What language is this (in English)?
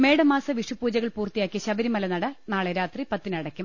Malayalam